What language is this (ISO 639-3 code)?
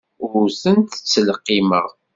kab